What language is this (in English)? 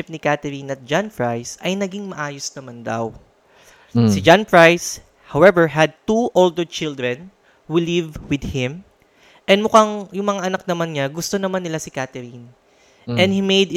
Filipino